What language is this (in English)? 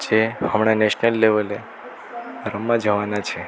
Gujarati